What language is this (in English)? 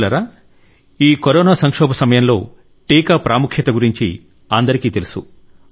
Telugu